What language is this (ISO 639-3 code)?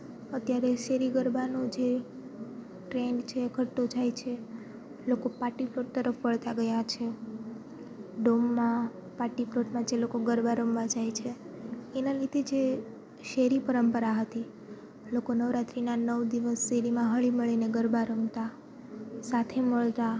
guj